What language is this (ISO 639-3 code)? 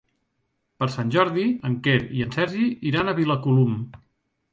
cat